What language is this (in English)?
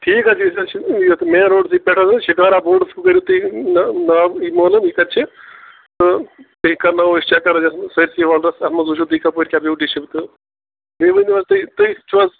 Kashmiri